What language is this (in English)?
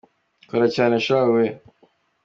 Kinyarwanda